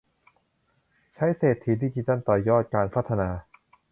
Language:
Thai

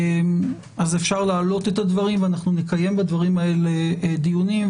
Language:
Hebrew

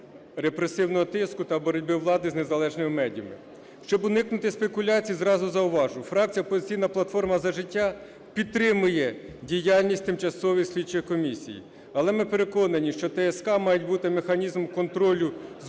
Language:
Ukrainian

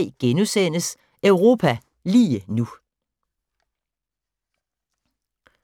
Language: Danish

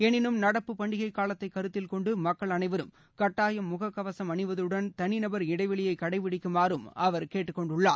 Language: Tamil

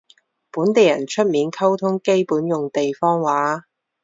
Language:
Cantonese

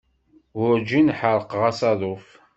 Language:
Kabyle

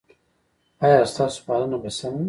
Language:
Pashto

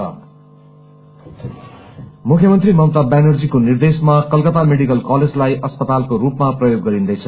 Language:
Nepali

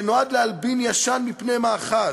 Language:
Hebrew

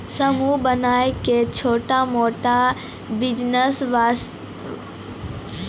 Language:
Maithili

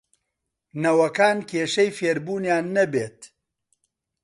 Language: Central Kurdish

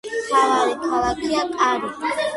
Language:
Georgian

